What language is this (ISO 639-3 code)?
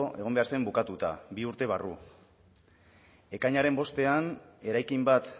eus